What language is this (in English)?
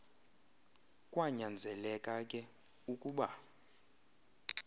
Xhosa